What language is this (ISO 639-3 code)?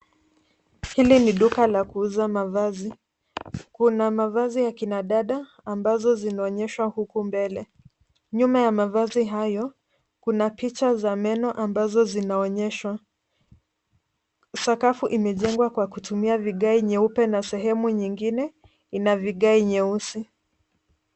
swa